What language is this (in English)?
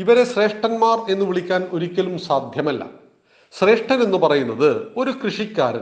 Malayalam